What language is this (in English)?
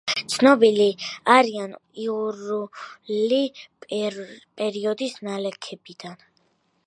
Georgian